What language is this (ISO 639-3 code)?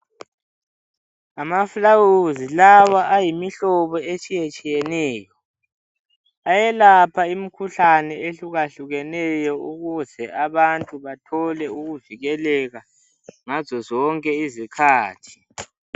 nde